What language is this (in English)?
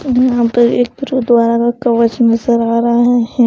Hindi